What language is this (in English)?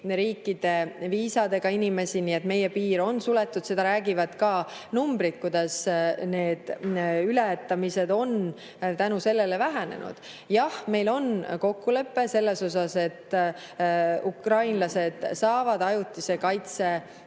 Estonian